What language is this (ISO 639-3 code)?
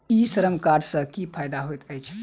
mai